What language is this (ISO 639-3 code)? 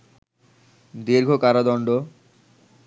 ben